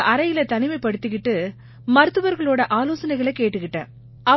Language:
Tamil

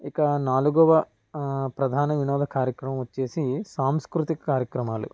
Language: Telugu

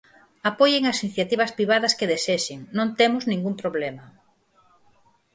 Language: Galician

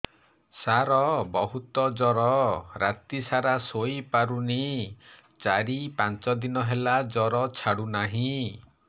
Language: Odia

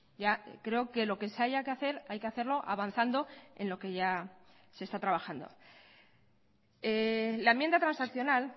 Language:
Spanish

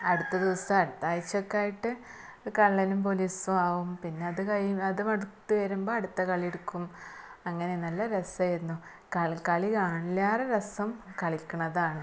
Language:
Malayalam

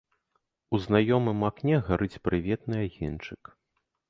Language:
Belarusian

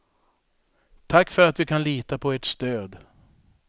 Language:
Swedish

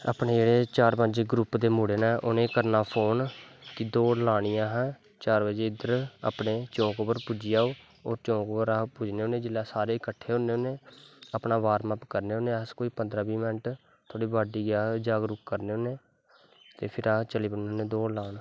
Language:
Dogri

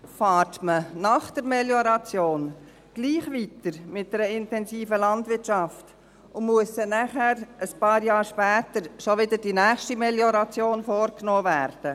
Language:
Swiss German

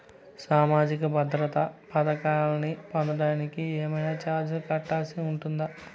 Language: Telugu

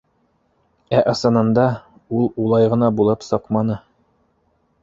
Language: Bashkir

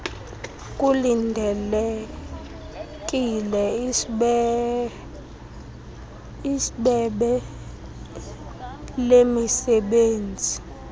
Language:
Xhosa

